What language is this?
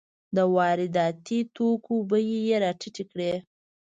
Pashto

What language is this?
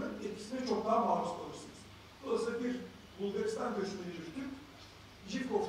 Turkish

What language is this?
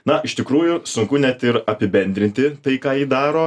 Lithuanian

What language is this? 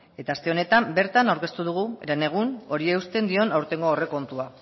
Basque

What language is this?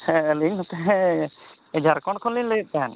Santali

